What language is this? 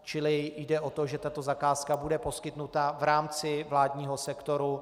Czech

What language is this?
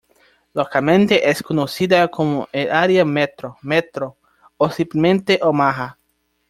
Spanish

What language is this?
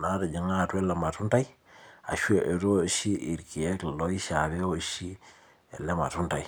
Masai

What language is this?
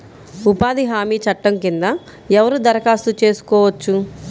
Telugu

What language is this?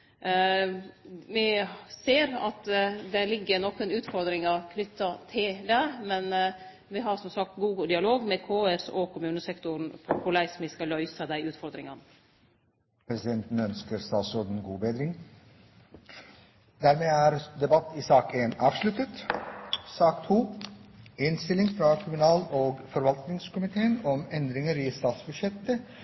Norwegian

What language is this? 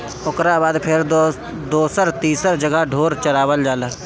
Bhojpuri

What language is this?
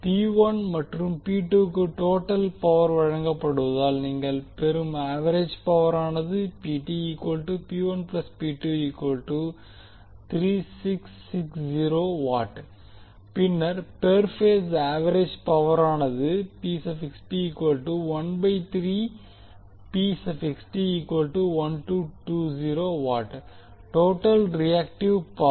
Tamil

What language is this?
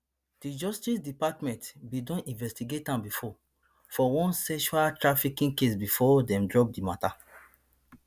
Nigerian Pidgin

